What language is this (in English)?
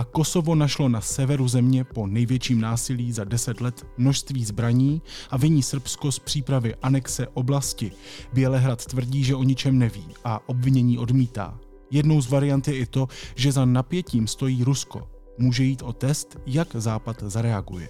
Czech